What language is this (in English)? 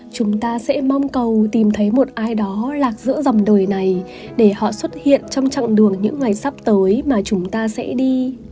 Vietnamese